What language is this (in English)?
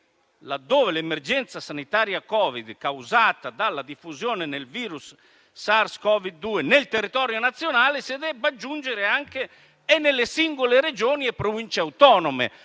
Italian